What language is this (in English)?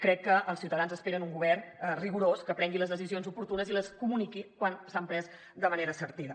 Catalan